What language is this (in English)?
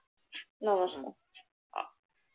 Bangla